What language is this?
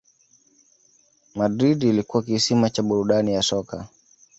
Swahili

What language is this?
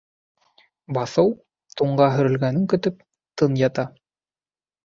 Bashkir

